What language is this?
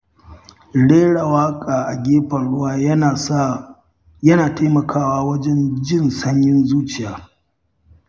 Hausa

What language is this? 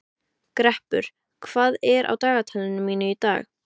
Icelandic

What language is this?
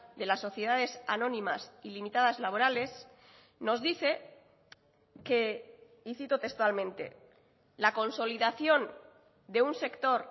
Spanish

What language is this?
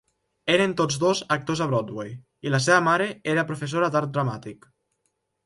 Catalan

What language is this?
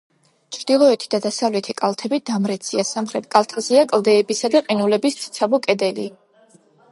Georgian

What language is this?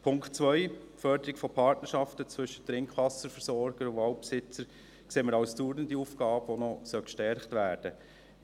Swiss German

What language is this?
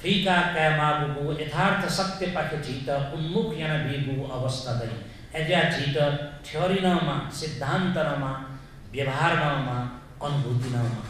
Hindi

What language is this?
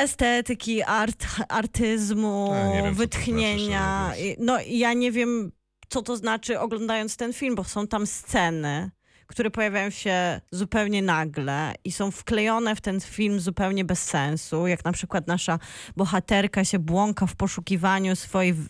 Polish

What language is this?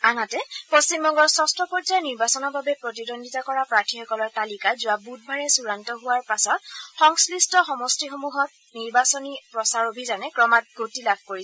Assamese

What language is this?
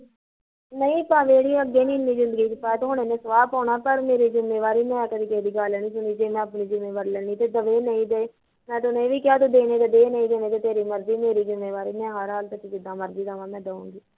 Punjabi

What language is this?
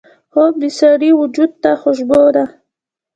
Pashto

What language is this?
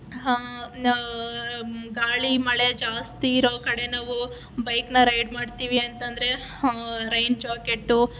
Kannada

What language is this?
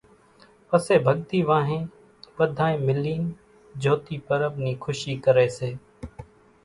Kachi Koli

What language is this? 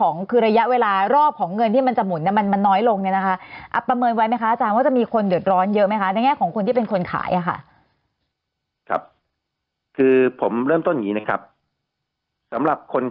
Thai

